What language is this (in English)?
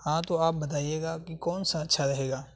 Urdu